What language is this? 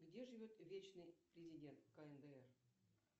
Russian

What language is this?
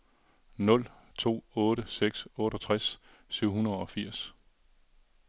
Danish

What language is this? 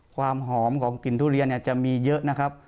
Thai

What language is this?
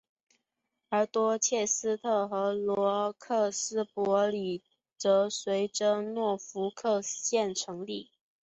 Chinese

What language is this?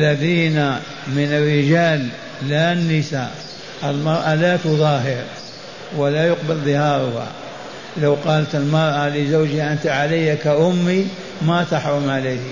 Arabic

